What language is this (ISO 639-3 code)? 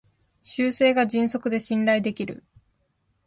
jpn